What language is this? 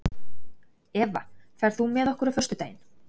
Icelandic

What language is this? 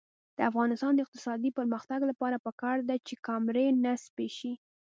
Pashto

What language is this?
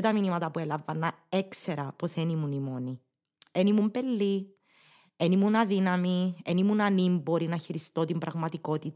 Greek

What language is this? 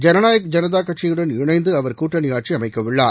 Tamil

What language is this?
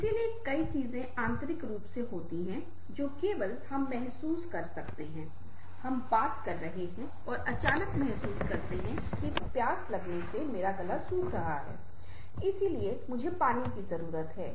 Hindi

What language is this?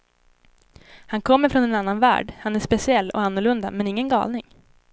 Swedish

